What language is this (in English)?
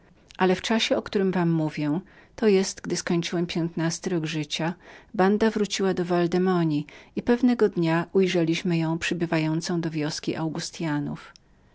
Polish